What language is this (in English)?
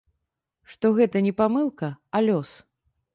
Belarusian